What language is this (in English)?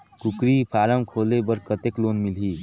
Chhattisgarhi